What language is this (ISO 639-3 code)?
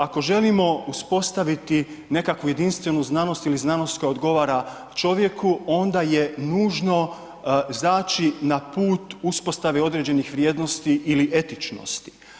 hrv